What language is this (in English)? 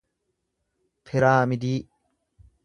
Oromo